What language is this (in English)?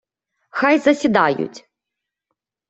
Ukrainian